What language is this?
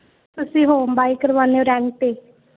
Punjabi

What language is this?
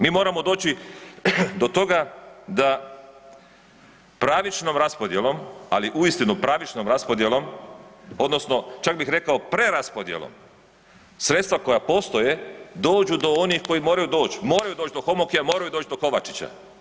Croatian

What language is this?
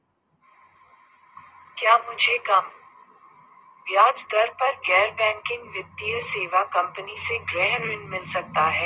Hindi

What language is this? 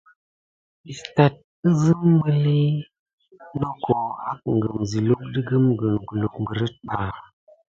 Gidar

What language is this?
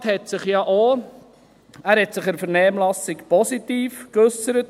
Swiss German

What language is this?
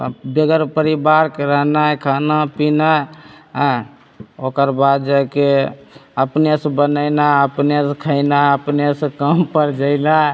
Maithili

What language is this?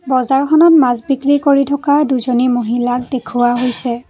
Assamese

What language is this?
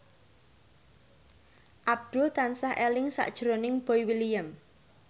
Javanese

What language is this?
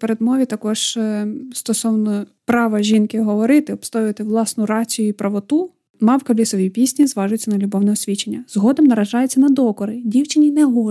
Ukrainian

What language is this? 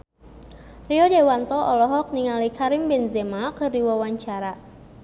Sundanese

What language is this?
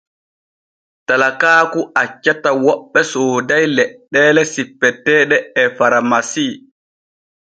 Borgu Fulfulde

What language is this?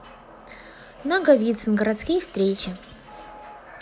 Russian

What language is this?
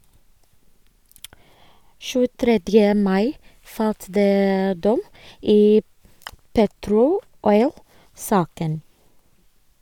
Norwegian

